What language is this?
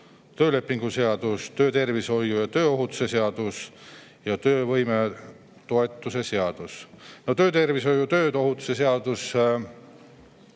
Estonian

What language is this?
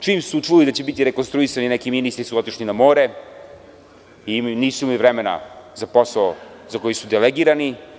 Serbian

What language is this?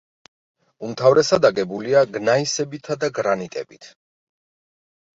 Georgian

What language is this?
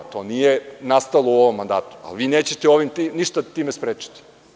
Serbian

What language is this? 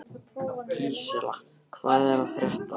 Icelandic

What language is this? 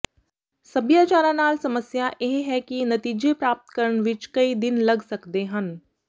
Punjabi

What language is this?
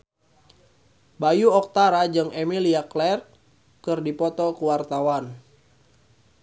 Sundanese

